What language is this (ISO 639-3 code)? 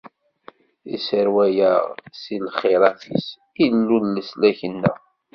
kab